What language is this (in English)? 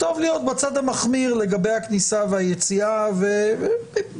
Hebrew